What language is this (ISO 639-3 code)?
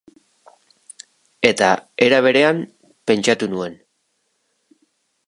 eus